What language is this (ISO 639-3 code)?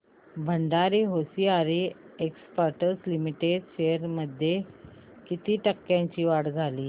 mar